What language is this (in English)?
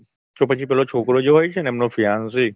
Gujarati